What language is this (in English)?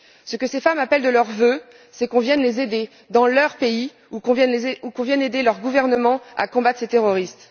French